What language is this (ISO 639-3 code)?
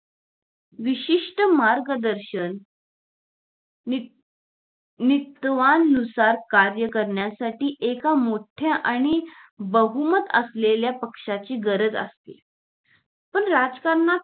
mar